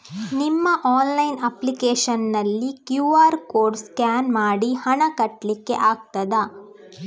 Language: Kannada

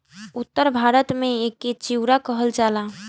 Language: Bhojpuri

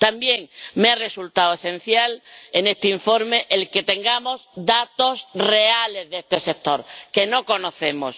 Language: Spanish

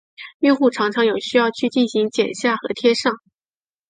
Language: Chinese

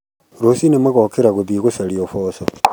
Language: Kikuyu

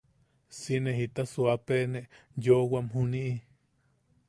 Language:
Yaqui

